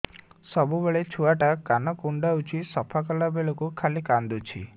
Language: Odia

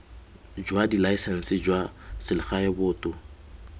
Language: Tswana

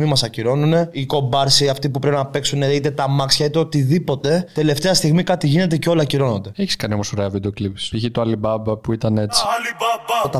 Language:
Greek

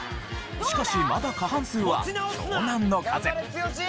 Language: Japanese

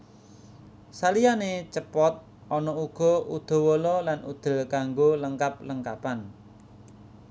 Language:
Javanese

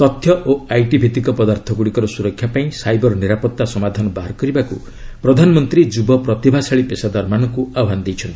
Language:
Odia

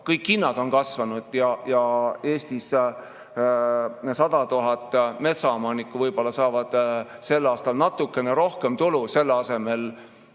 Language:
Estonian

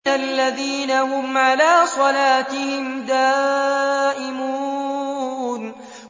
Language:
Arabic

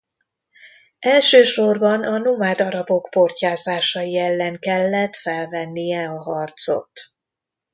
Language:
Hungarian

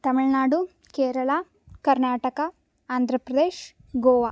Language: Sanskrit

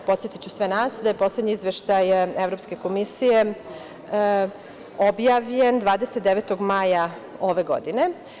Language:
Serbian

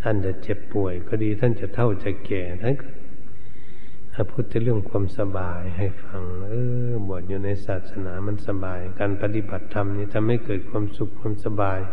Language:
Thai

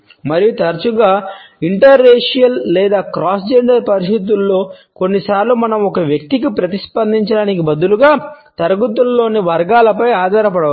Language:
Telugu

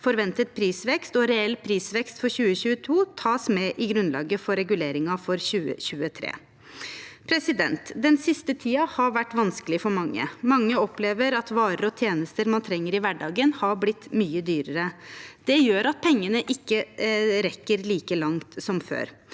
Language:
Norwegian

